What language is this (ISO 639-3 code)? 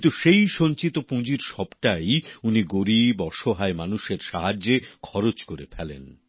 ben